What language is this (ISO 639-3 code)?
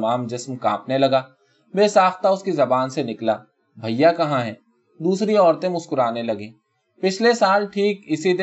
urd